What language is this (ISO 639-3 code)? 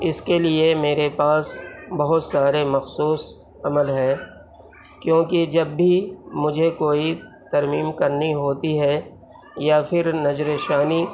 urd